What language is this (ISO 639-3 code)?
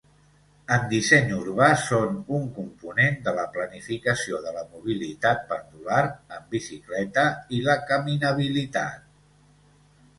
cat